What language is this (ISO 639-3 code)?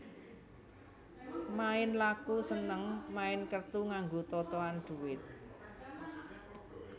jav